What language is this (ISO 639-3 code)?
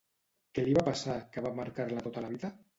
cat